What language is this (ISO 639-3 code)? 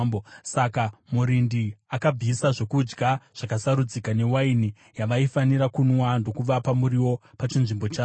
sna